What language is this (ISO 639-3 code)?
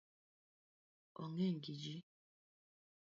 luo